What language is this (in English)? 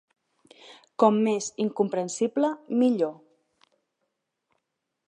Catalan